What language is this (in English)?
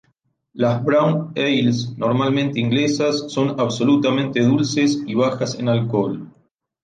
Spanish